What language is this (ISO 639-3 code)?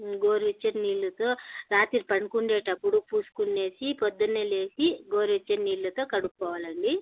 tel